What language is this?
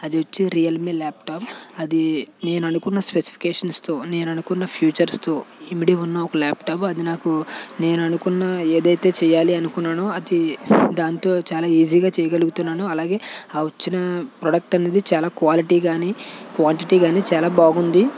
Telugu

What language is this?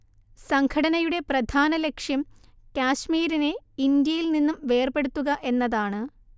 Malayalam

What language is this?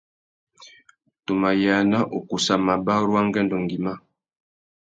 Tuki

